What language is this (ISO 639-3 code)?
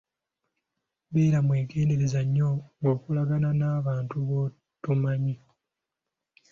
lug